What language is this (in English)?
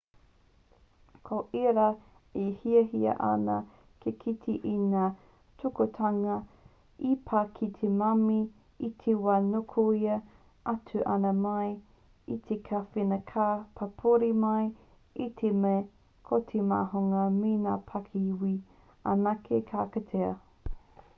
Māori